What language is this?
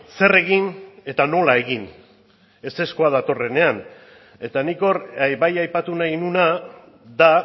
Basque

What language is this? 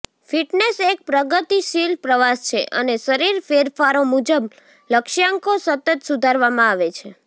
Gujarati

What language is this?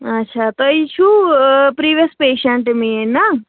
Kashmiri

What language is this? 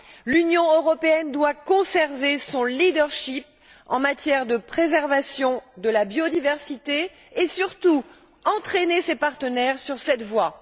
French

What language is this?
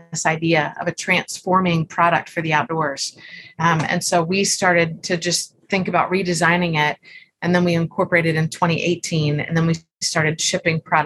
English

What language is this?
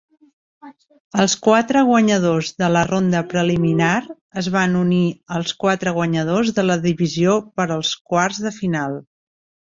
Catalan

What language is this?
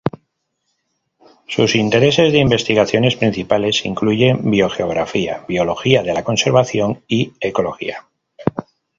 Spanish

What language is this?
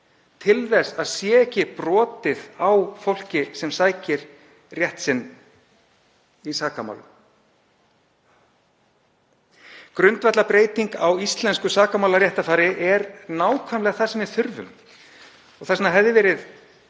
Icelandic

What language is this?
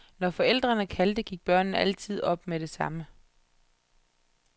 Danish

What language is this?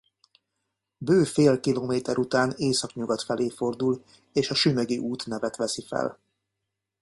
Hungarian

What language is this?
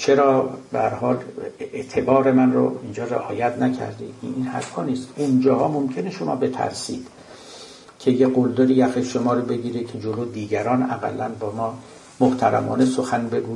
Persian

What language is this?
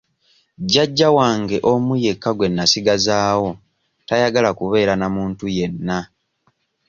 Ganda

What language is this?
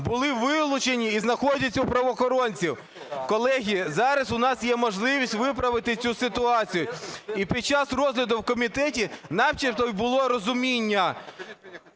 Ukrainian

